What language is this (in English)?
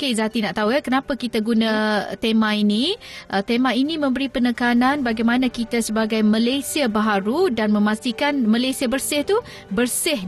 Malay